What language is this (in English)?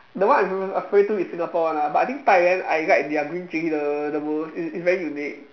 English